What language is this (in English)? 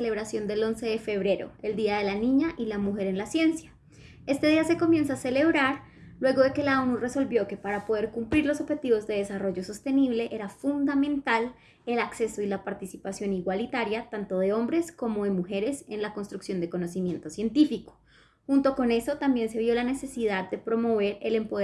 Spanish